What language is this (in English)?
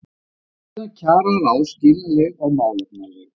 Icelandic